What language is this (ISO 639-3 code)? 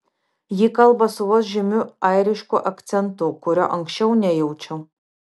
lit